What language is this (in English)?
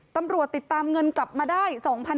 Thai